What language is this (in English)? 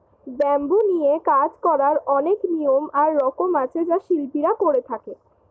Bangla